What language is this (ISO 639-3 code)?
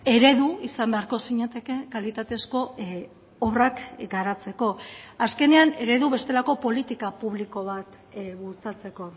eus